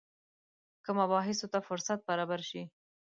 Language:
Pashto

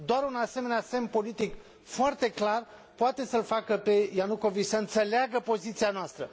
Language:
Romanian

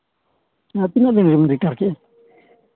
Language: Santali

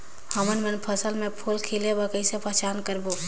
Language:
Chhattisgarhi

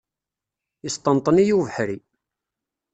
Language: Kabyle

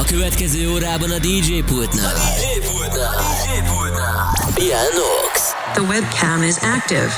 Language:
Hungarian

